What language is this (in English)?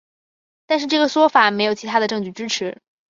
Chinese